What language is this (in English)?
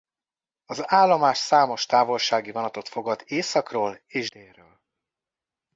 Hungarian